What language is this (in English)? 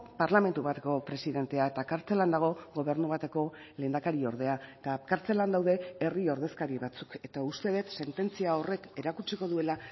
Basque